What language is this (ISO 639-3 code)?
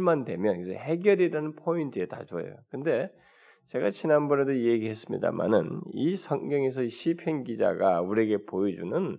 kor